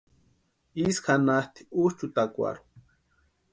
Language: Western Highland Purepecha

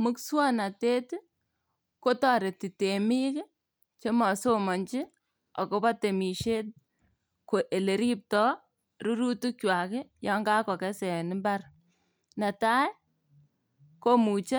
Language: Kalenjin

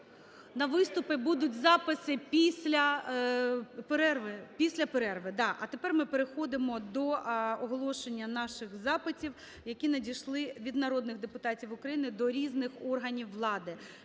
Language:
Ukrainian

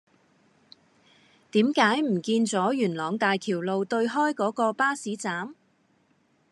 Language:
Cantonese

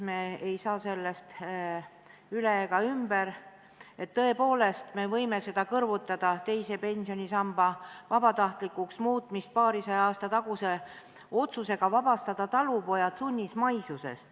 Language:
Estonian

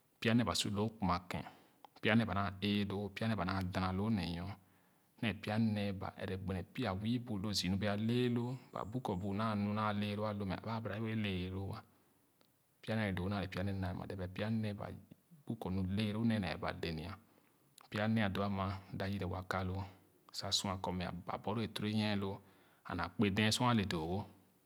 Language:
Khana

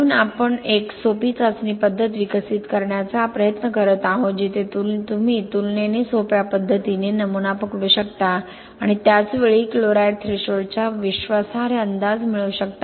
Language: Marathi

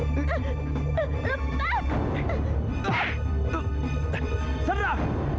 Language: Indonesian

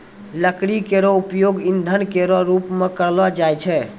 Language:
Maithili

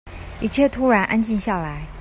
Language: Chinese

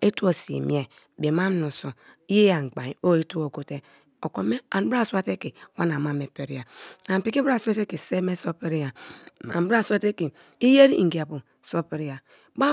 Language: Kalabari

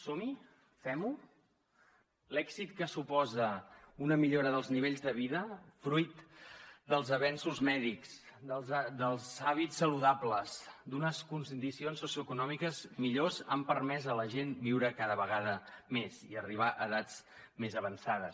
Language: Catalan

